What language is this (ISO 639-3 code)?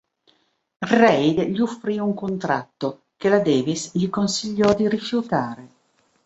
ita